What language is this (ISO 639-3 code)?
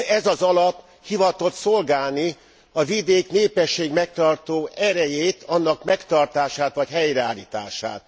hun